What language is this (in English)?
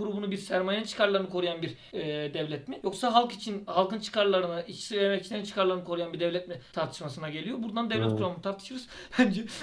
Turkish